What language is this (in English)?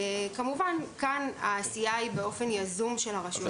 Hebrew